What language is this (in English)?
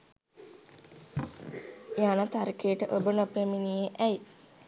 Sinhala